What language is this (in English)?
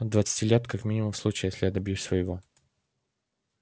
Russian